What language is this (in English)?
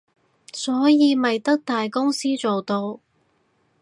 Cantonese